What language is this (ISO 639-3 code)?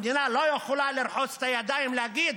heb